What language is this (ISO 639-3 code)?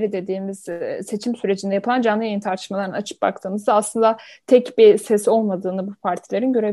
tur